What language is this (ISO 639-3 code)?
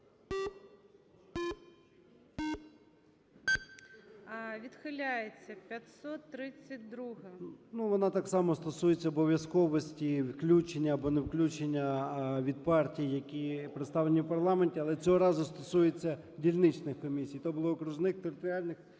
ukr